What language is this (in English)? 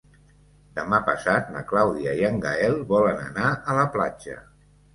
Catalan